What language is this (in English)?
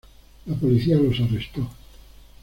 Spanish